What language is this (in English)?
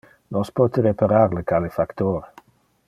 Interlingua